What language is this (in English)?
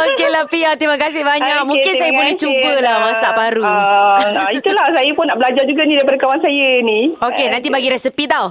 Malay